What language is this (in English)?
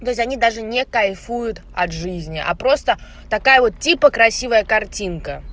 Russian